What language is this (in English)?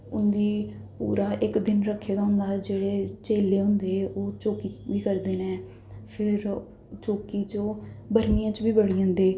Dogri